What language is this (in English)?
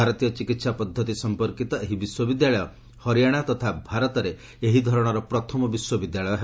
Odia